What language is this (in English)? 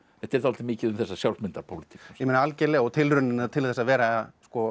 Icelandic